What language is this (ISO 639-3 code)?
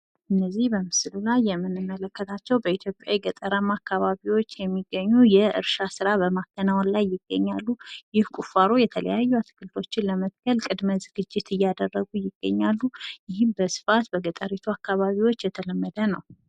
amh